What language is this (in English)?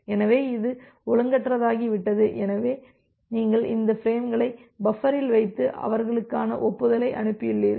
Tamil